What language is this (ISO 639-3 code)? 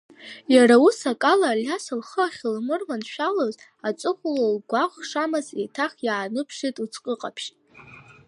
abk